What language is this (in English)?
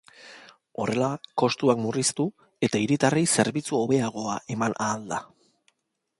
Basque